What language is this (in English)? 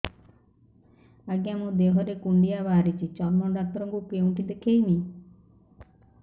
Odia